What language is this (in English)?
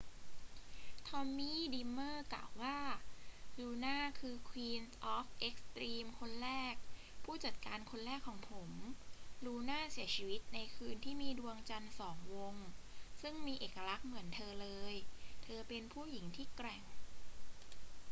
Thai